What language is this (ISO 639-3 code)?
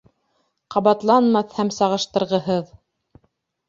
bak